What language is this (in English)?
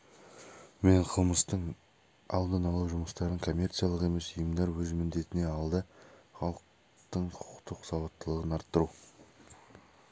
Kazakh